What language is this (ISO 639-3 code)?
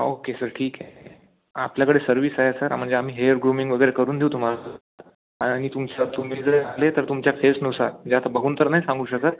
mar